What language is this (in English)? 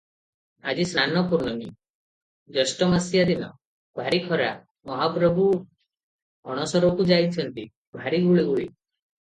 Odia